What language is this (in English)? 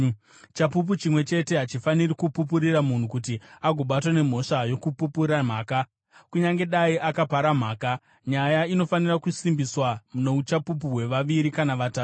Shona